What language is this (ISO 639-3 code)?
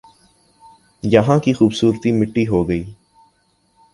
urd